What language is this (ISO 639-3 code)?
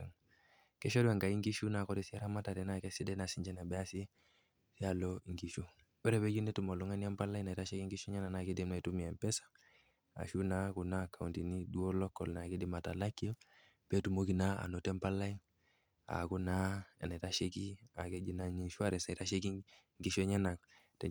mas